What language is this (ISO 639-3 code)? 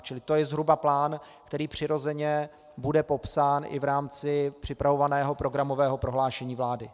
ces